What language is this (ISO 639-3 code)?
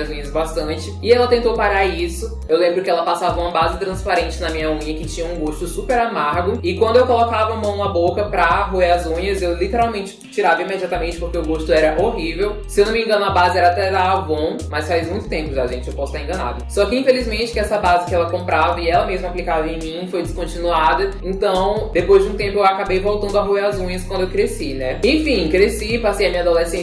por